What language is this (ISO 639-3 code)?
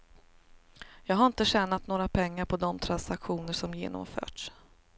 swe